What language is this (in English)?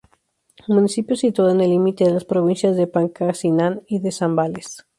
Spanish